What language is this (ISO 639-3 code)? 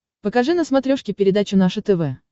rus